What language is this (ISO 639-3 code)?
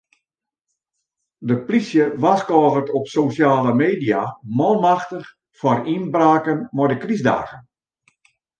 fry